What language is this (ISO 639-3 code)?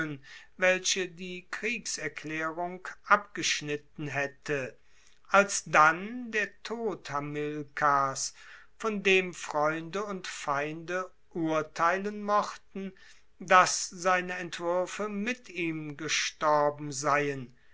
deu